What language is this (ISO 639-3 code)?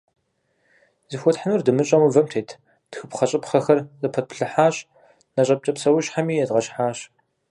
kbd